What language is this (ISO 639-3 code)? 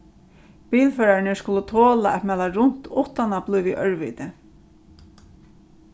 fao